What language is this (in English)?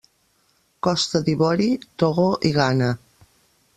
Catalan